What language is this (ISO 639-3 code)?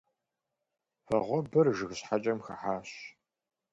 kbd